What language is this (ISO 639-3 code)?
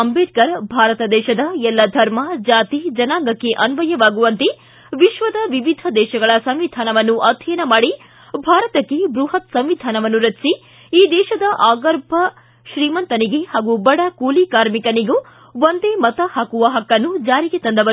kan